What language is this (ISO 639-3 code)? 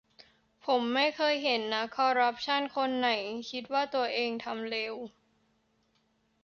tha